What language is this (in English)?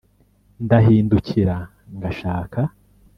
Kinyarwanda